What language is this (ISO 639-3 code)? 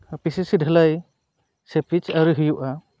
sat